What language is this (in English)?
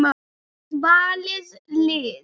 Icelandic